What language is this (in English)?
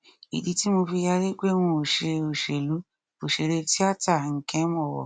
Yoruba